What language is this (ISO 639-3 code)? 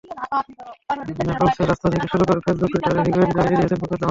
ben